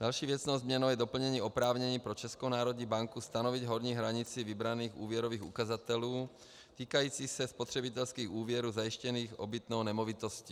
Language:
Czech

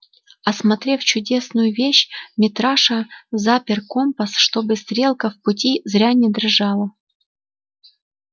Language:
Russian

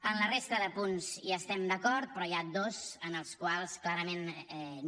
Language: Catalan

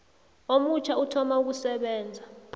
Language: South Ndebele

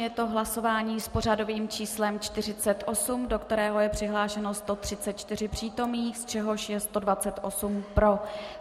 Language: Czech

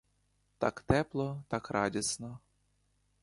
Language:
Ukrainian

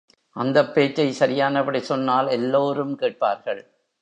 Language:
Tamil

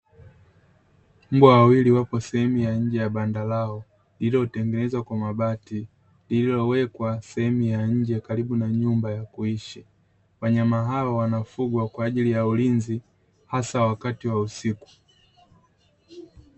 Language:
Swahili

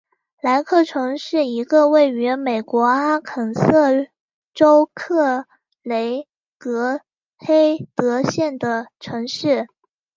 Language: Chinese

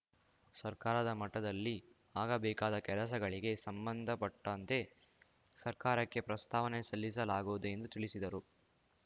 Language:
Kannada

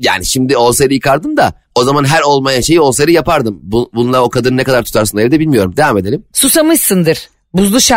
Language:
Turkish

